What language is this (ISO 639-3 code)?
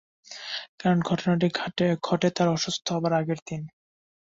ben